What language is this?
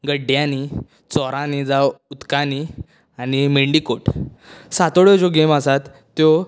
Konkani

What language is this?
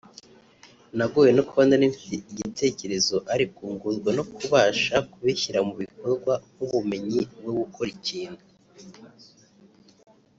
Kinyarwanda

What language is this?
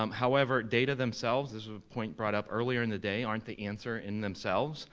English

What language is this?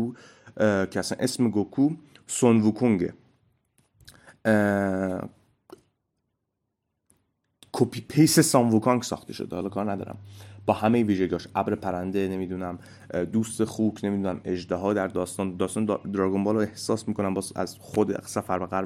Persian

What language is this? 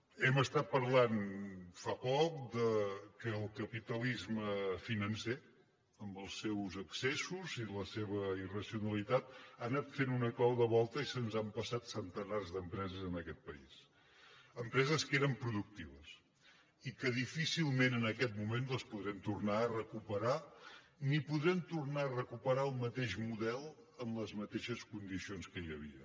Catalan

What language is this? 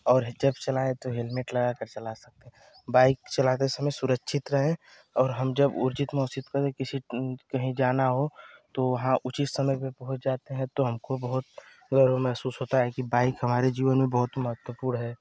Hindi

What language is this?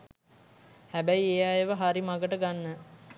Sinhala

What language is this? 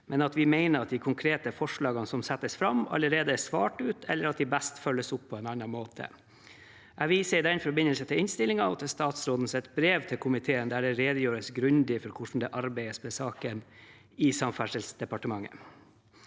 Norwegian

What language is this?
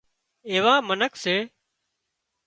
Wadiyara Koli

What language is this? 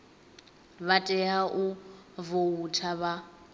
Venda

